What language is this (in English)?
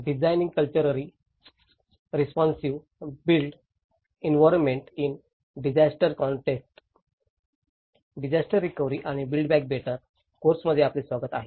Marathi